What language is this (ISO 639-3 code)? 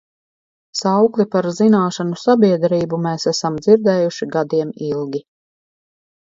lav